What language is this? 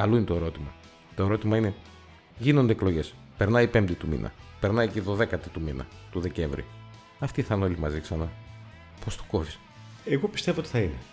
Greek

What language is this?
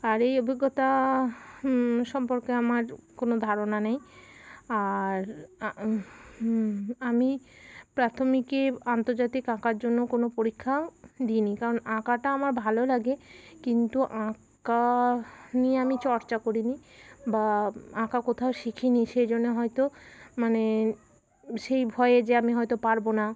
Bangla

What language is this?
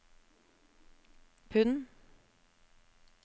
Norwegian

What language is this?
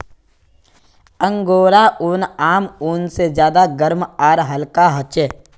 Magahi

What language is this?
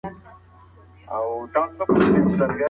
Pashto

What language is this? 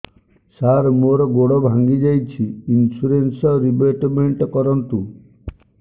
Odia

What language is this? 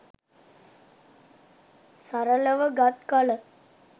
Sinhala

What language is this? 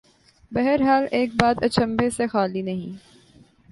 Urdu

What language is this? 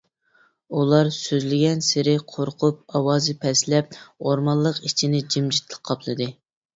Uyghur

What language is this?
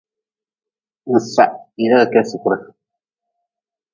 Nawdm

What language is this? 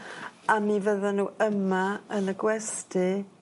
Welsh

